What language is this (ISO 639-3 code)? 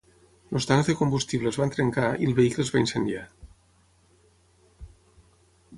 cat